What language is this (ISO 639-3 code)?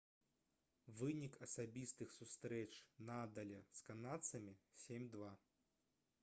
bel